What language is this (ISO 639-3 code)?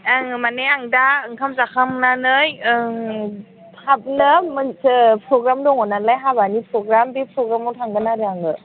brx